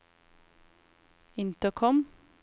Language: Norwegian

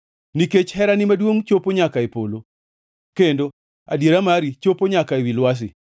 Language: Luo (Kenya and Tanzania)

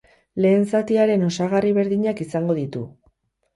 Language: Basque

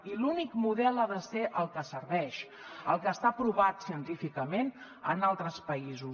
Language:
Catalan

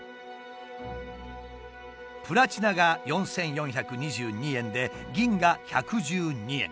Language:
Japanese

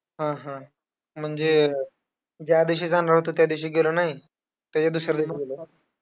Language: Marathi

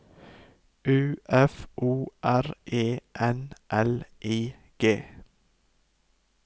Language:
Norwegian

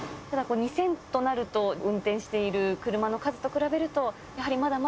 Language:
Japanese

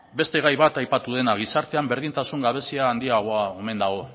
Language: Basque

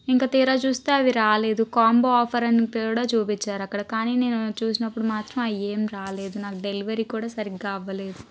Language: Telugu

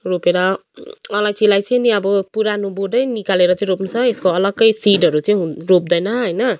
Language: Nepali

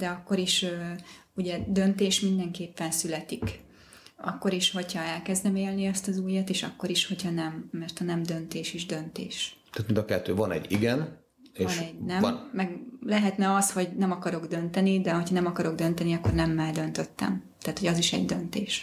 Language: Hungarian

